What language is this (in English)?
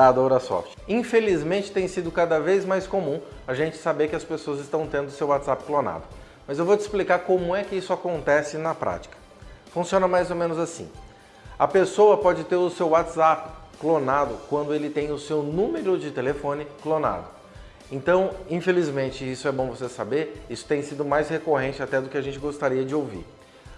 Portuguese